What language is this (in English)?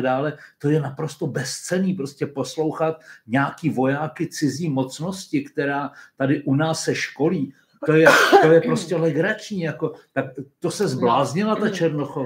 Czech